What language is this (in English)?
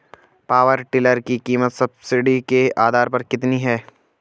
Hindi